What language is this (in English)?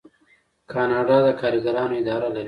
Pashto